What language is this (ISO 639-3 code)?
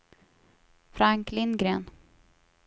swe